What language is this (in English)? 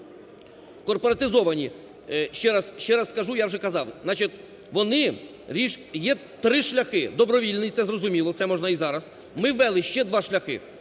Ukrainian